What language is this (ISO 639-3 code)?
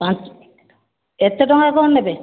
ori